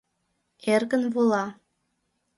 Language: Mari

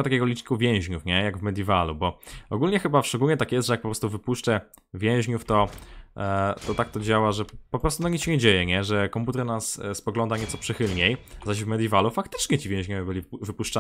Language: Polish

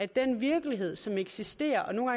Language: Danish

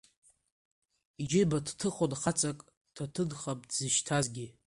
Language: Abkhazian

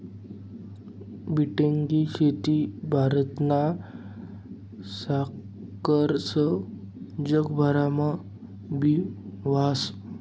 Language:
Marathi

